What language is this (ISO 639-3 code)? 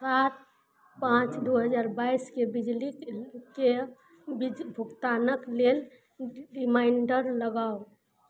mai